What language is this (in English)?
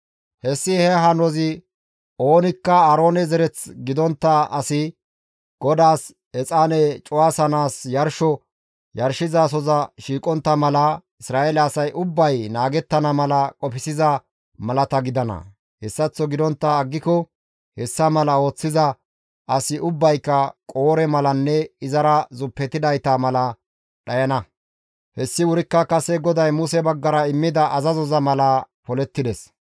Gamo